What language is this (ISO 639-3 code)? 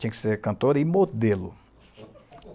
por